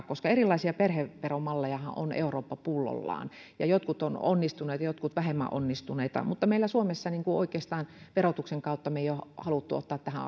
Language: Finnish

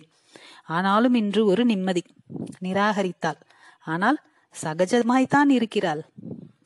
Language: Tamil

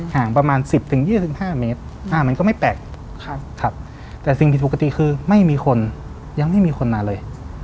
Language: Thai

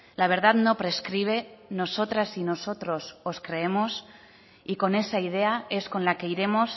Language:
Spanish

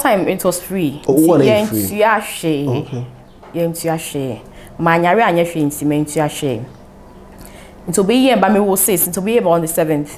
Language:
English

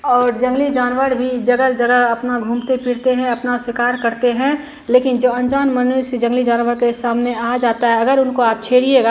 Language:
Hindi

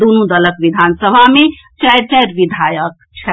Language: Maithili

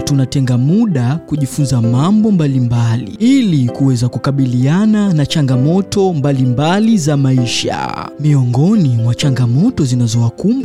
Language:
Swahili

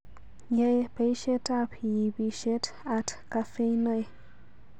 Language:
Kalenjin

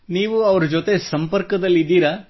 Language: Kannada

